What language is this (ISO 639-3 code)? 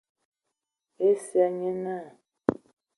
ewo